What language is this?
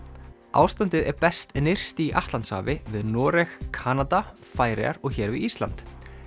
Icelandic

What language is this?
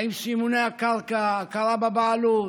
Hebrew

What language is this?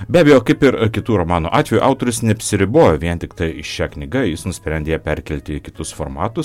Lithuanian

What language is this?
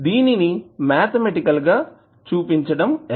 Telugu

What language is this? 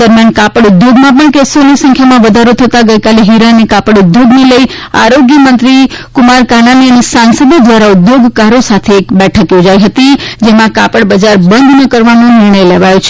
Gujarati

